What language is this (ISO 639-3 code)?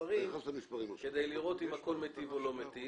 heb